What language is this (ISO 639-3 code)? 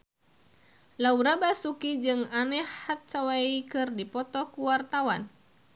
sun